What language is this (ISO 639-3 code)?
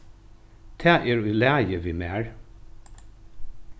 fao